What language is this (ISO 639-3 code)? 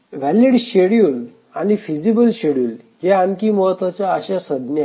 mar